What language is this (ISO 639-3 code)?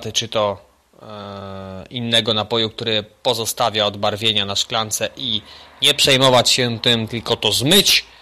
pol